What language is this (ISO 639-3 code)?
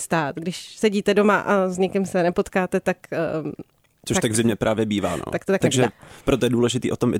ces